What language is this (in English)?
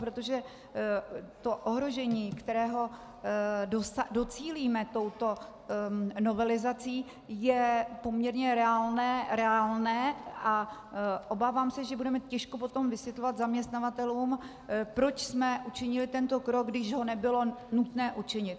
Czech